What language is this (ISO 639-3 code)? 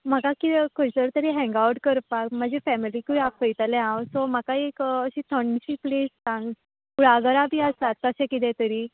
kok